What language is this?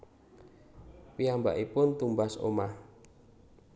Javanese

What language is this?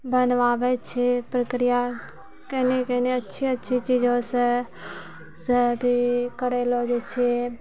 Maithili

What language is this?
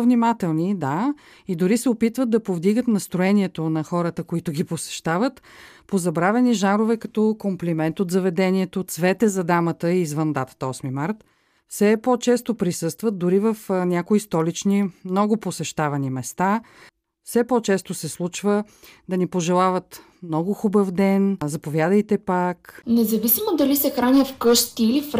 Bulgarian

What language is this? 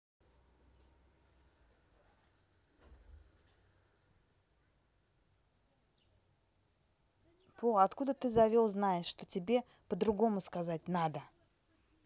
Russian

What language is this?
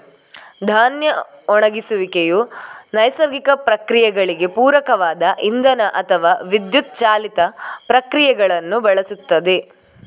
Kannada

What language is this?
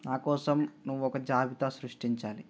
Telugu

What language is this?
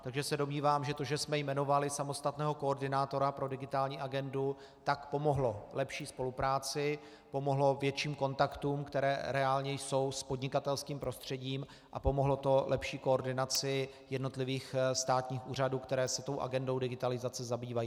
Czech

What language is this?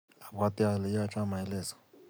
Kalenjin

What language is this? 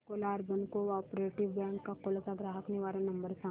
Marathi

